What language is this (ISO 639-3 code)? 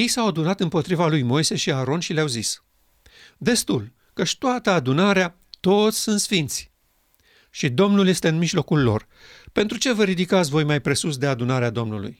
ron